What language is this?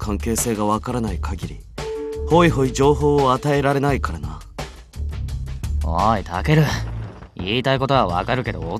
Japanese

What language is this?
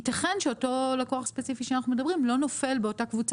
Hebrew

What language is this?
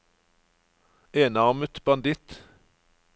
Norwegian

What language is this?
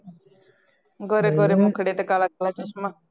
Punjabi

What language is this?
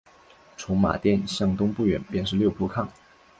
Chinese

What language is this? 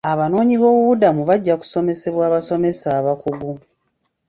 Ganda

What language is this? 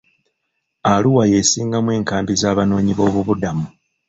Ganda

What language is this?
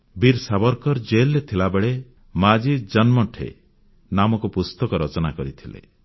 Odia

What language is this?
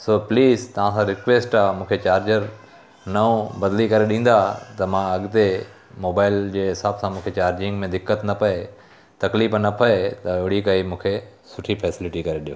Sindhi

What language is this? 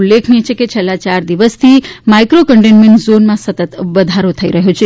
Gujarati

